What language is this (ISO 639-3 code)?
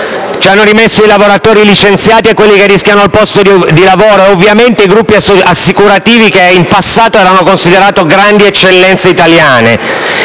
ita